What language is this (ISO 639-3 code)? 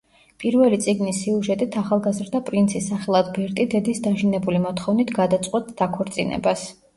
kat